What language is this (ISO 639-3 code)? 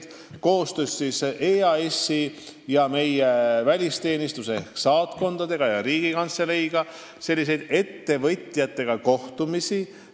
est